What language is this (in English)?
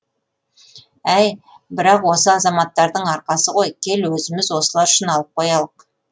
Kazakh